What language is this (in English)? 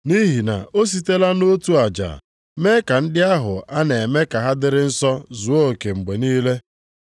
Igbo